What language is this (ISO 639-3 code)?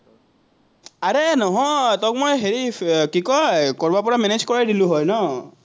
asm